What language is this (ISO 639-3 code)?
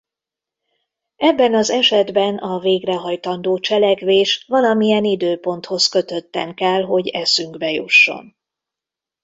hun